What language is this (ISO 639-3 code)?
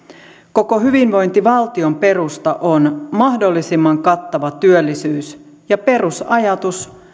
fin